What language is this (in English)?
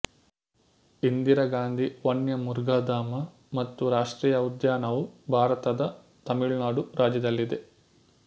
Kannada